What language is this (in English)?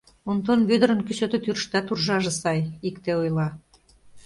Mari